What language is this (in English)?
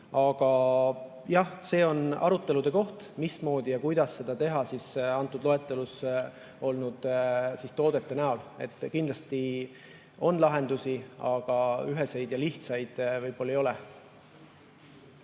Estonian